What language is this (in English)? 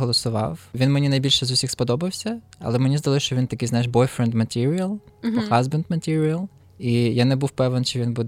Ukrainian